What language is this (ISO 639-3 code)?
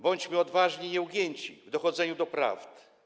pol